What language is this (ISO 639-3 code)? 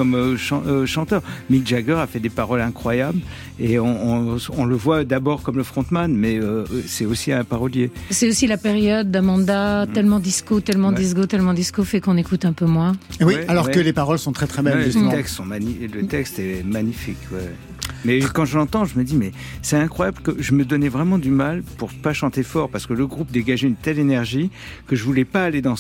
fra